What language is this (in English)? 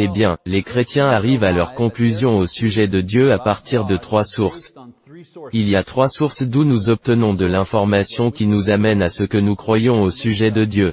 French